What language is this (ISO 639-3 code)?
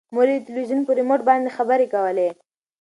pus